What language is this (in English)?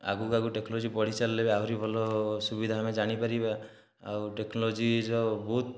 Odia